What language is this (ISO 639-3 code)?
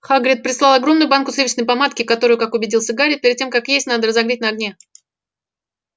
rus